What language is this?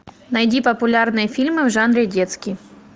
Russian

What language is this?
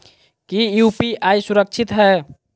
Magahi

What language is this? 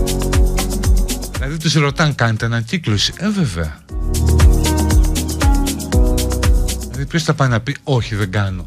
Greek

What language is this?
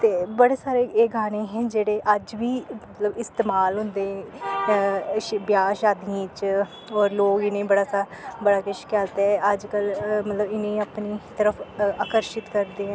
Dogri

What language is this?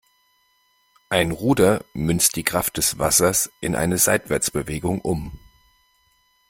German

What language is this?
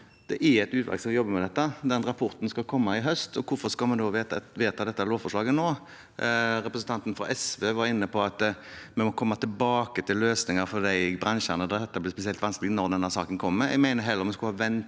Norwegian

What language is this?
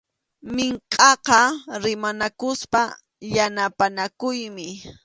Arequipa-La Unión Quechua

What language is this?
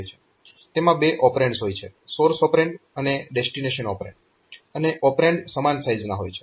Gujarati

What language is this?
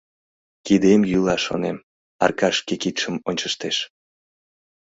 Mari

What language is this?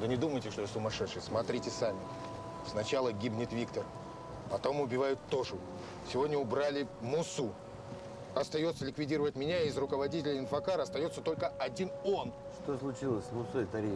Russian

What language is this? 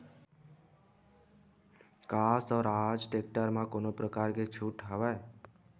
Chhattisgarhi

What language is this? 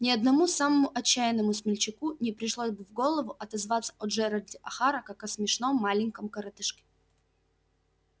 Russian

